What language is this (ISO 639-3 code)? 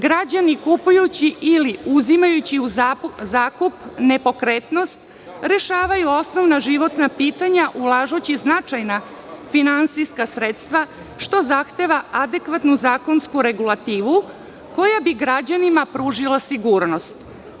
srp